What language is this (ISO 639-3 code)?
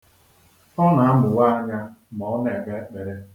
ibo